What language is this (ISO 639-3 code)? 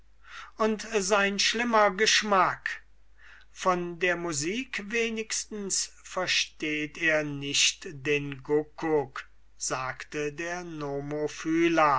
deu